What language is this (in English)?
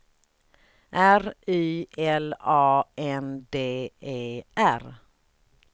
Swedish